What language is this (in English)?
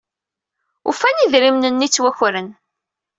Kabyle